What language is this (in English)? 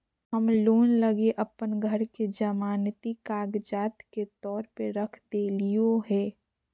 Magahi